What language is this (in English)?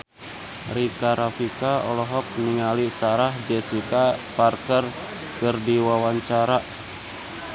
Sundanese